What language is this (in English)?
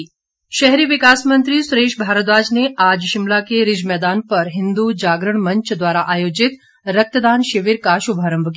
Hindi